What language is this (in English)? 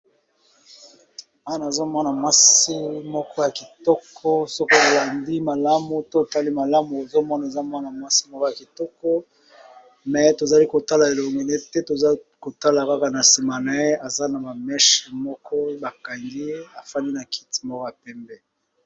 Lingala